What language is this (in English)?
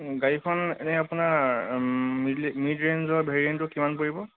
Assamese